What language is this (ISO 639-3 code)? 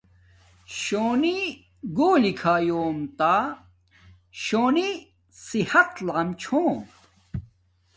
dmk